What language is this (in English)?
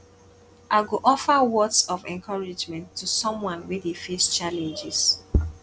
Nigerian Pidgin